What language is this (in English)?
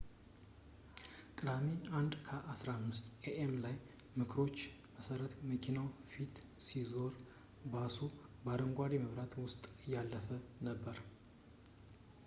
Amharic